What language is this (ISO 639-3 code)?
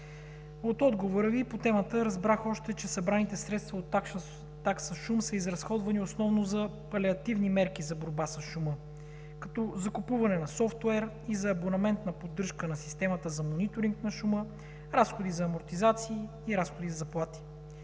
bul